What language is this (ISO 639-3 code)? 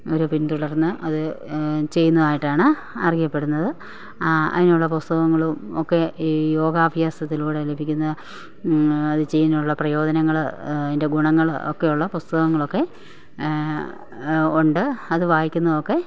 mal